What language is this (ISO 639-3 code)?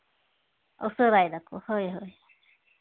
sat